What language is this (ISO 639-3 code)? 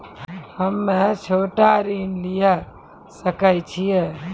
mai